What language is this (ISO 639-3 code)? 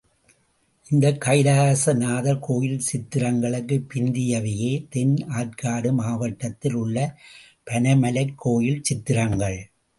tam